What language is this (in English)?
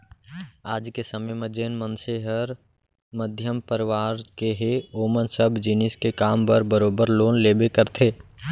Chhattisgarhi